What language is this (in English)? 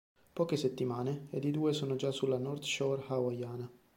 Italian